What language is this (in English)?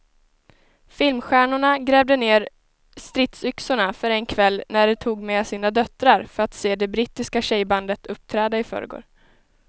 Swedish